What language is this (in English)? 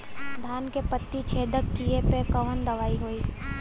Bhojpuri